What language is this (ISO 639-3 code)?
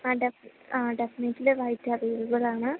mal